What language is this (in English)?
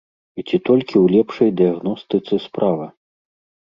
Belarusian